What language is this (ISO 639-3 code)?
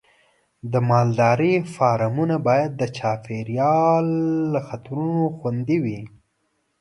pus